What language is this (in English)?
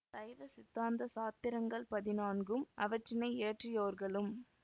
Tamil